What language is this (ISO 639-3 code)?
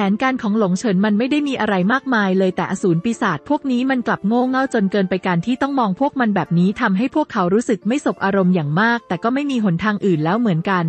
tha